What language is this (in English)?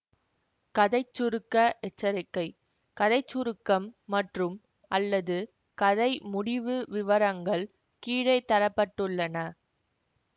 Tamil